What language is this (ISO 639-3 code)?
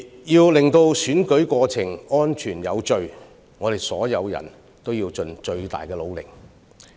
yue